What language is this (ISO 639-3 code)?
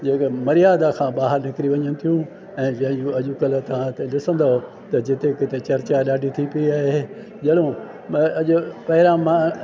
snd